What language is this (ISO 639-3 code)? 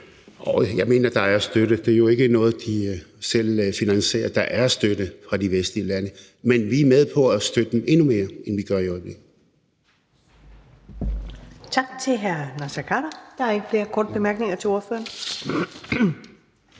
dan